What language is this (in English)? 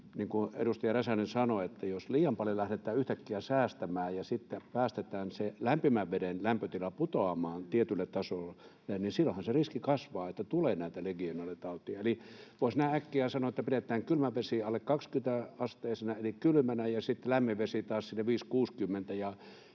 Finnish